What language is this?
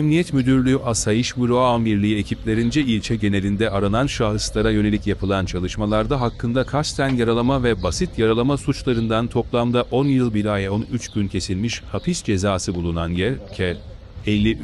Turkish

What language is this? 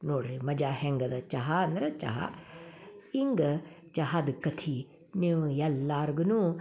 Kannada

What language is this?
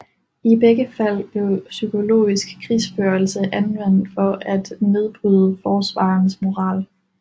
Danish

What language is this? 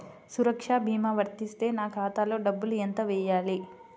Telugu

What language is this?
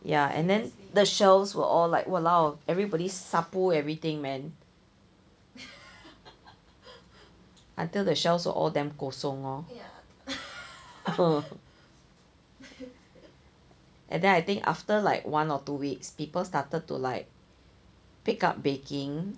English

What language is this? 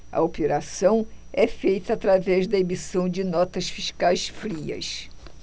Portuguese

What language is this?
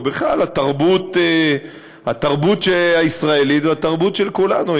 Hebrew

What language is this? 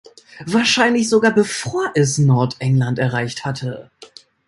German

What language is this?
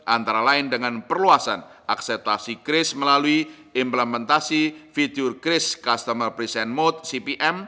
Indonesian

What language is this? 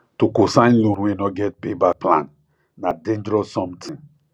Nigerian Pidgin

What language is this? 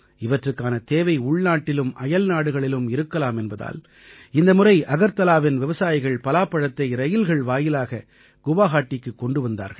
Tamil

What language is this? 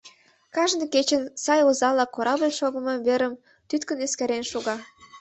Mari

